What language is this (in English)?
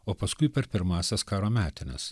Lithuanian